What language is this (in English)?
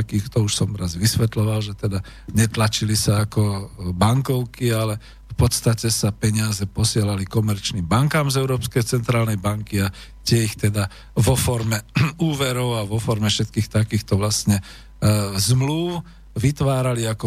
Slovak